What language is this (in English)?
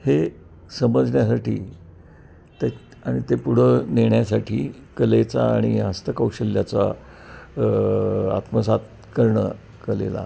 Marathi